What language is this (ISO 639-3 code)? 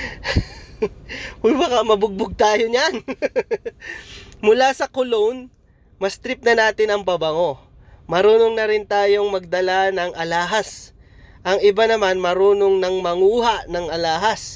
fil